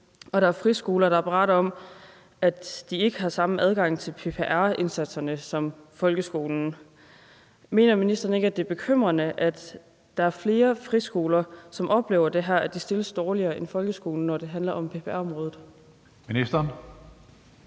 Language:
Danish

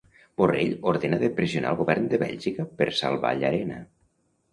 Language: Catalan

